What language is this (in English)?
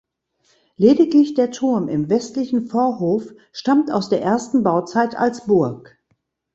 German